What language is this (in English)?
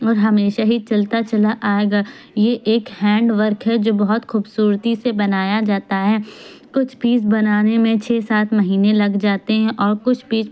Urdu